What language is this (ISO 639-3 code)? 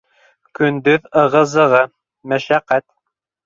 bak